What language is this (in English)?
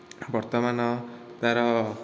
Odia